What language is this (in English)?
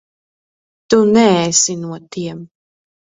Latvian